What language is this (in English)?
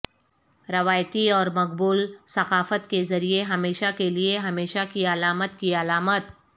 Urdu